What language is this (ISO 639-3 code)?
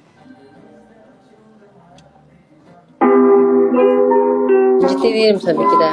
tur